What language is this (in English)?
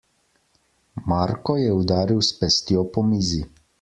Slovenian